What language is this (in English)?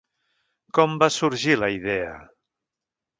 Catalan